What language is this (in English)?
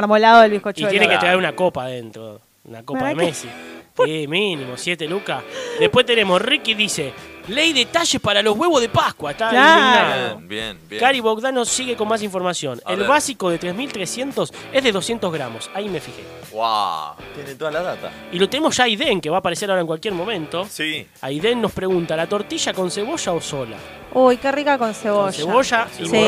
Spanish